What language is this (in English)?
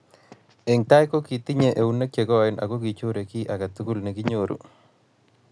Kalenjin